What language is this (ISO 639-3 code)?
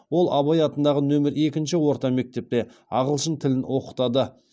kaz